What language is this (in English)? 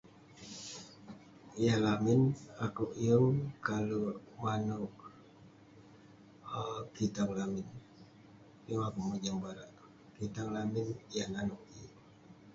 Western Penan